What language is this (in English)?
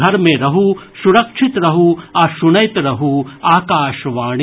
Maithili